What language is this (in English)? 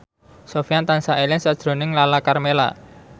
Javanese